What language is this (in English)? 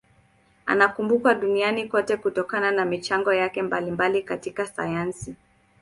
Swahili